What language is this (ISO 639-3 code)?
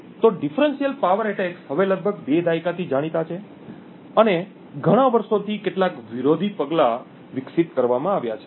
guj